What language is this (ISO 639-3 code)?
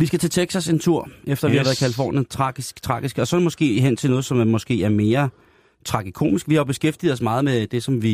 dan